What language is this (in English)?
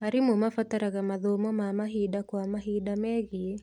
Kikuyu